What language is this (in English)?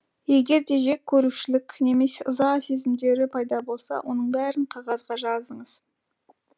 Kazakh